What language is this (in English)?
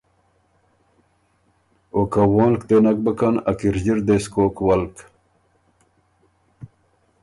Ormuri